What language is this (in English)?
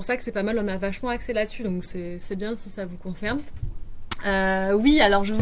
French